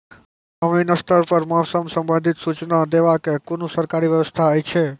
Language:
Maithili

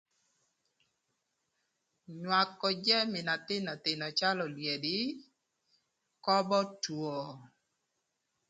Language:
Thur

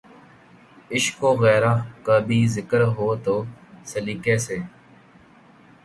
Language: Urdu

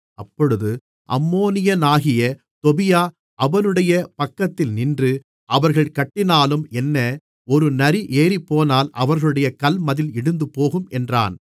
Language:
Tamil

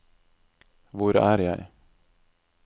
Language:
Norwegian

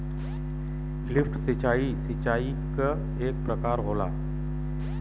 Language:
Bhojpuri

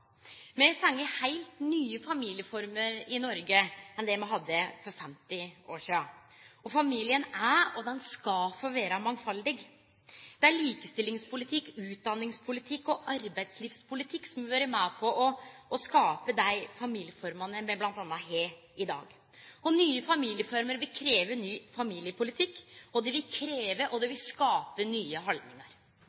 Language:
Norwegian Nynorsk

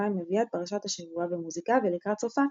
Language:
Hebrew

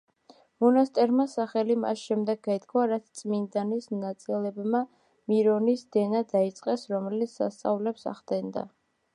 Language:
Georgian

